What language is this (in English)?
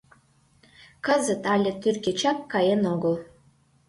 Mari